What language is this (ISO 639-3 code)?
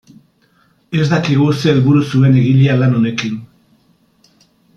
eus